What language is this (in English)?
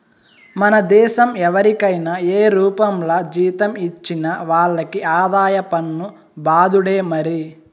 Telugu